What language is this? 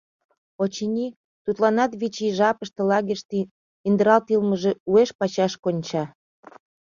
Mari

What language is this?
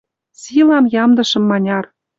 Western Mari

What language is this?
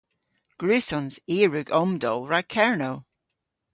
Cornish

